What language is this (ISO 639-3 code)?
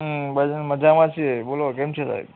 guj